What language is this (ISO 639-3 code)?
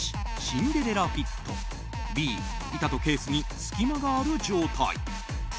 jpn